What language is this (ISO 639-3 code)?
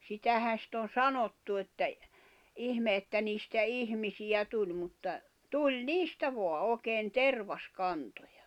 fin